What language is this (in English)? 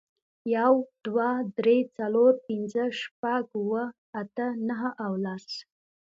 Pashto